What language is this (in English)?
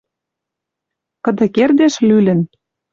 Western Mari